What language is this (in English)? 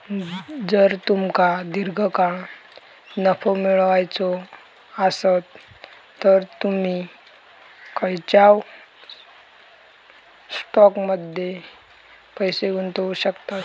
Marathi